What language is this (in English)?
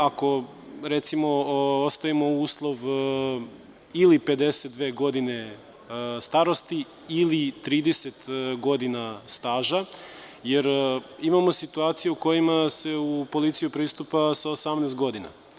Serbian